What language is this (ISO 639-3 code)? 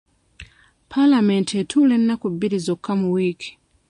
lug